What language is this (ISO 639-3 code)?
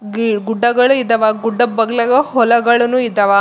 kan